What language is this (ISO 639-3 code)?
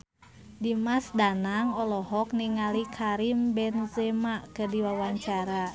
sun